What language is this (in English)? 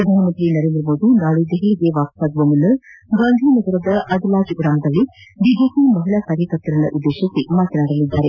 Kannada